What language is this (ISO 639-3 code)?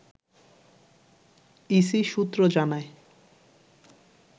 ben